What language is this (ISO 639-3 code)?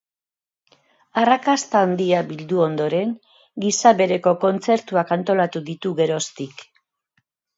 eus